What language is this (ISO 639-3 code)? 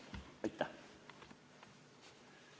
est